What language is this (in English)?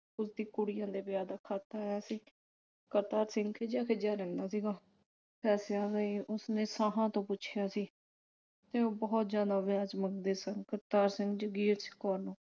Punjabi